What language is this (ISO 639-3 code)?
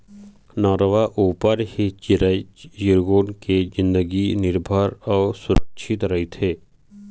hne